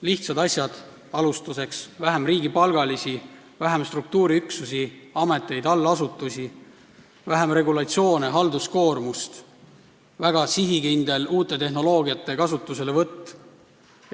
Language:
Estonian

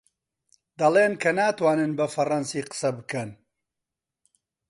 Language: Central Kurdish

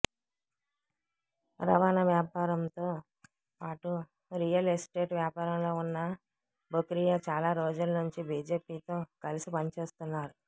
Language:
Telugu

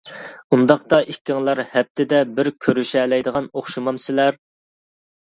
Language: Uyghur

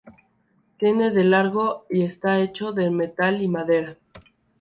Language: Spanish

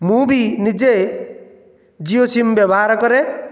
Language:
Odia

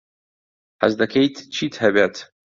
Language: Central Kurdish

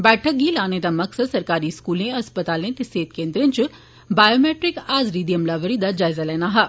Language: Dogri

